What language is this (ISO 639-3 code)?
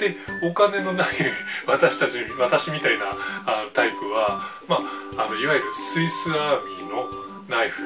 jpn